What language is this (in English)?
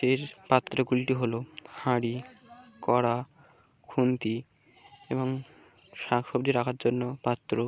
Bangla